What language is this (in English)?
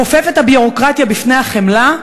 Hebrew